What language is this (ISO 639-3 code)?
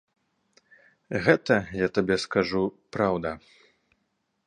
bel